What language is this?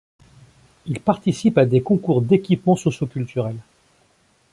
French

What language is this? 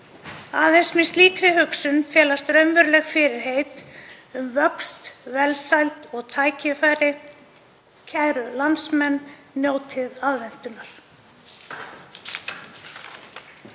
Icelandic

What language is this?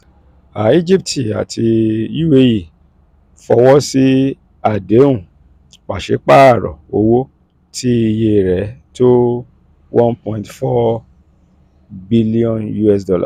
Yoruba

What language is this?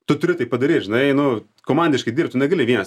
Lithuanian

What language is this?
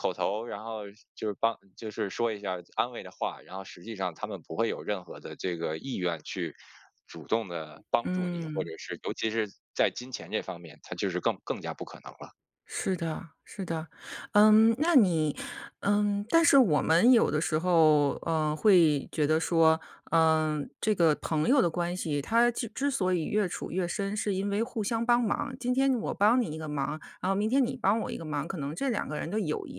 Chinese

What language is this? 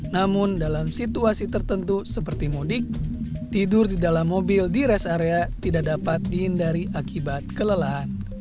Indonesian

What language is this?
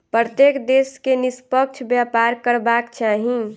Maithili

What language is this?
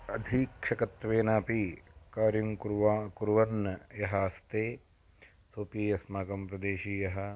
Sanskrit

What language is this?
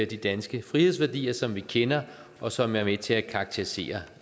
Danish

